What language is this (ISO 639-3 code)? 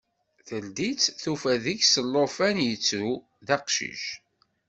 kab